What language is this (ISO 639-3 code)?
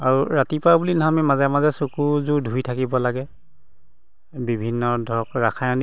asm